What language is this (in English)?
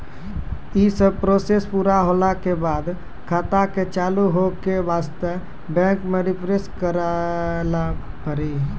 Maithili